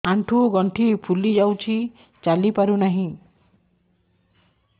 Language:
Odia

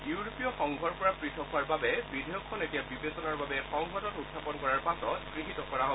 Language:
Assamese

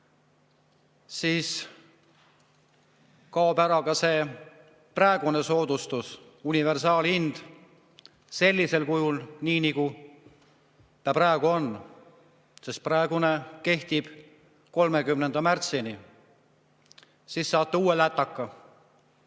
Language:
Estonian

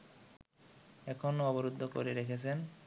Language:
Bangla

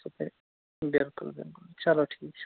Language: Kashmiri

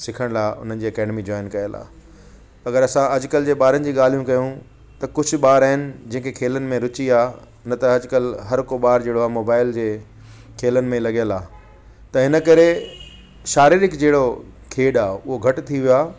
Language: Sindhi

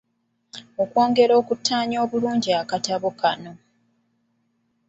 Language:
Ganda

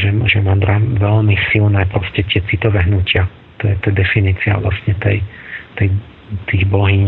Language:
Slovak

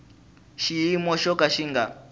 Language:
Tsonga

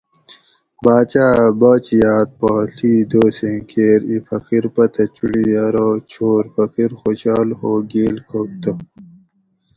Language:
Gawri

